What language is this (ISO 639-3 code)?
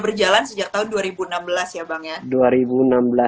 ind